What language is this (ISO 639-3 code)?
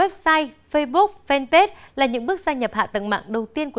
vie